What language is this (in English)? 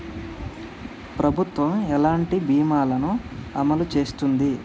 Telugu